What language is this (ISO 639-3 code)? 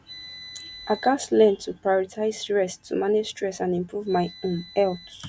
pcm